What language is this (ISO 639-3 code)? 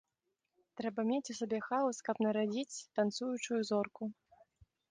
bel